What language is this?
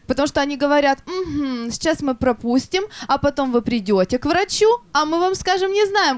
Russian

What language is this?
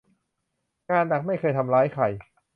Thai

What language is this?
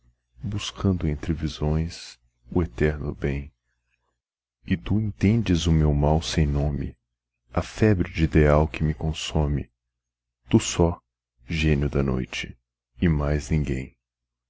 Portuguese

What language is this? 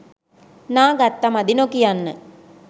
Sinhala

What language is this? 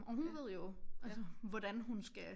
Danish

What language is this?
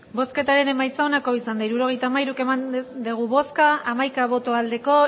Basque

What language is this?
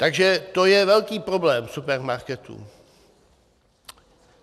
Czech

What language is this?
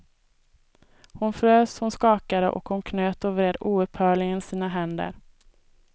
Swedish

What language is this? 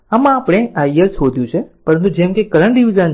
Gujarati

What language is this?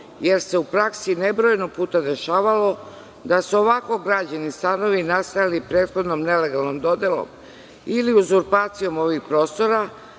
Serbian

